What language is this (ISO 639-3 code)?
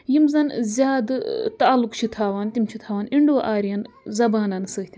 kas